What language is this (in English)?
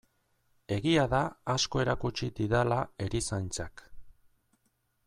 Basque